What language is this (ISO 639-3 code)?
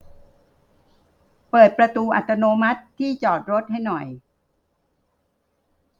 tha